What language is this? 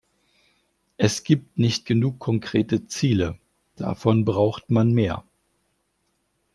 German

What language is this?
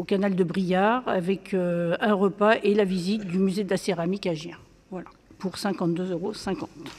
French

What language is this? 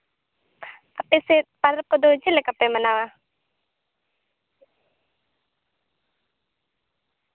Santali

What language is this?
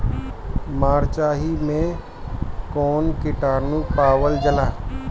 Bhojpuri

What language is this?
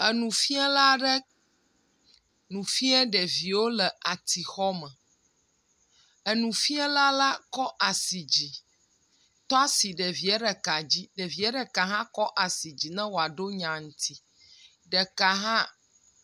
Ewe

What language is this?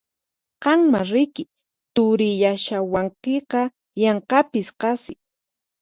Puno Quechua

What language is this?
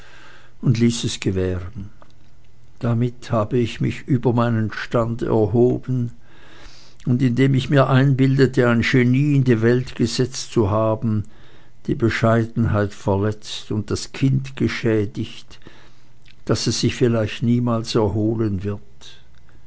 German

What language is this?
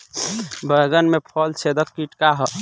Bhojpuri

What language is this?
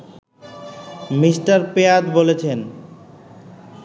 Bangla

